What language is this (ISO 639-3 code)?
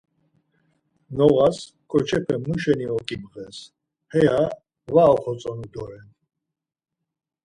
lzz